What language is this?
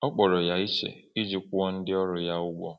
Igbo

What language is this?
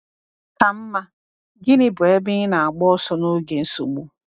Igbo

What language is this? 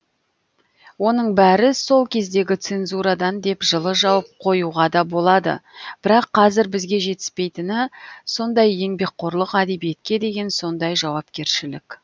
Kazakh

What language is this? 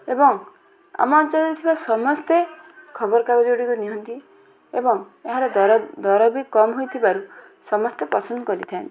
Odia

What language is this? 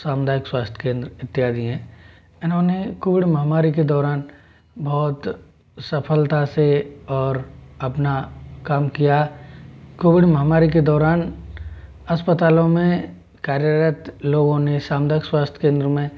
Hindi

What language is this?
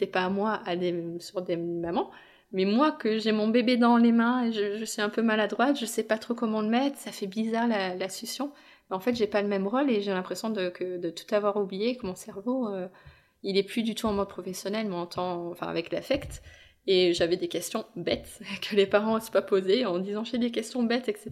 French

